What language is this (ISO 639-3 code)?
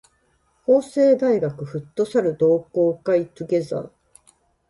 jpn